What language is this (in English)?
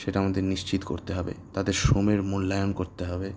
Bangla